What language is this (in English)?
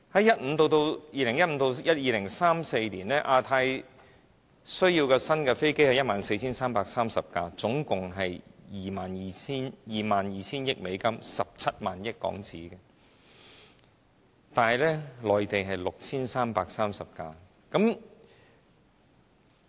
Cantonese